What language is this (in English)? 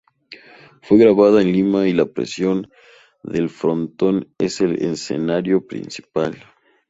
Spanish